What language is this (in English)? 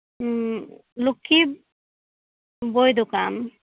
Santali